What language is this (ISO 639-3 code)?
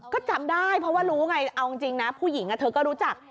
tha